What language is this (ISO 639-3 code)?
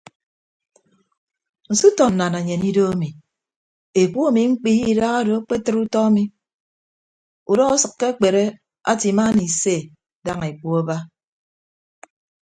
ibb